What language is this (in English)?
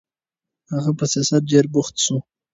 Pashto